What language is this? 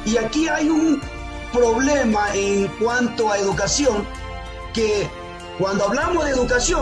Spanish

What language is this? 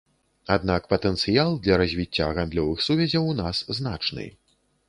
Belarusian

